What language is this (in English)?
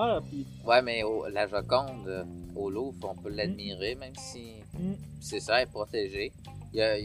French